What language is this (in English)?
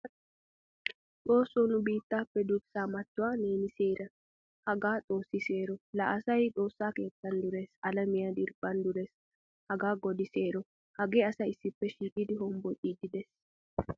Wolaytta